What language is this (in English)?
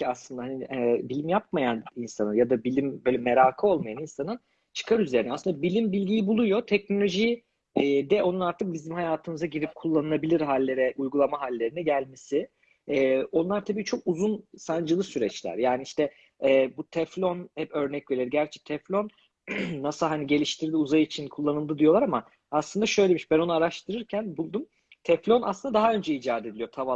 Turkish